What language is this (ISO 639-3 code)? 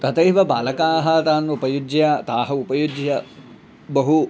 san